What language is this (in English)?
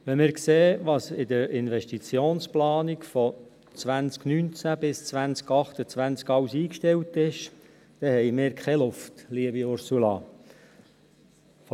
Swiss German